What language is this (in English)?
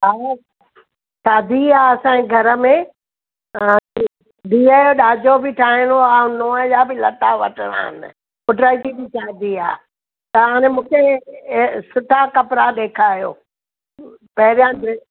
Sindhi